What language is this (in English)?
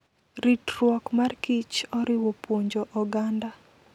Luo (Kenya and Tanzania)